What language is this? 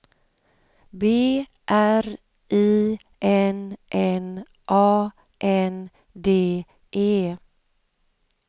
Swedish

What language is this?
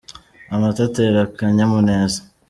Kinyarwanda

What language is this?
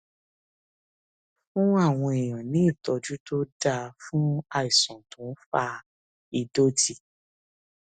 Yoruba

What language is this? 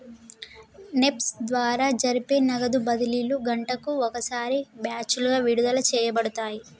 Telugu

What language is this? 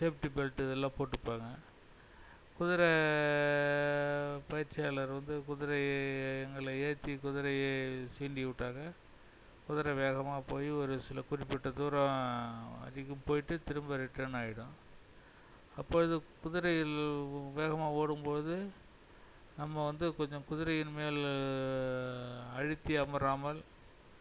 Tamil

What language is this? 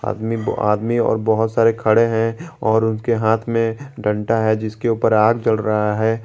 Hindi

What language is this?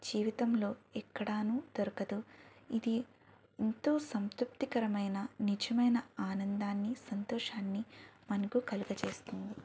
Telugu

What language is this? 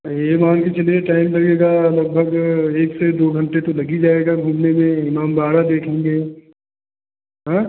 Hindi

